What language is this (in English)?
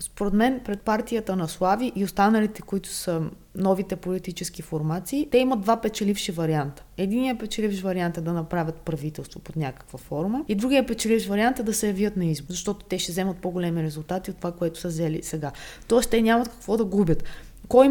Bulgarian